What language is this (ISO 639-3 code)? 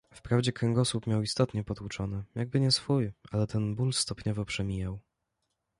pol